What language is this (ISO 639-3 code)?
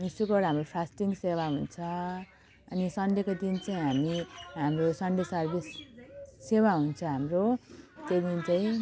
nep